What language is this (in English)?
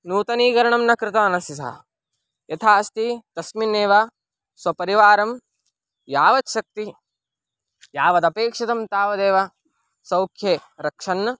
Sanskrit